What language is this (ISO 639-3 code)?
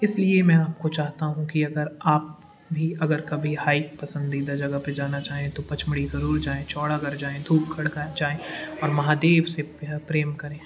hin